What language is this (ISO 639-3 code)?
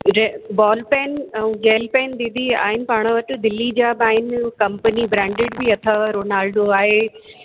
snd